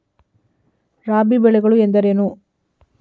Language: Kannada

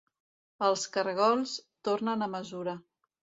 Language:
Catalan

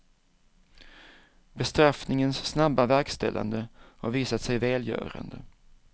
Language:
Swedish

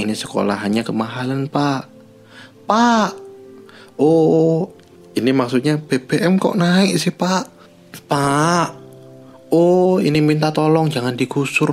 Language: Indonesian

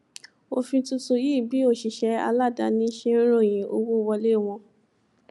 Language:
Yoruba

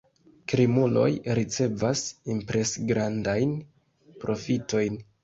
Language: Esperanto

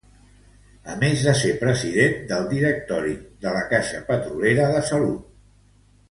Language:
Catalan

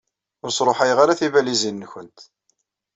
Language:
Kabyle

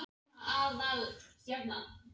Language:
Icelandic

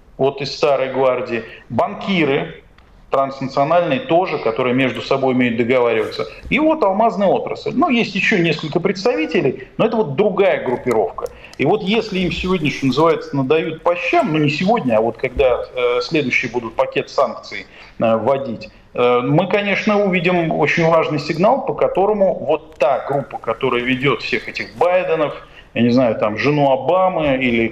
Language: Russian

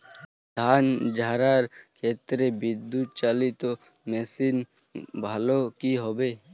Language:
Bangla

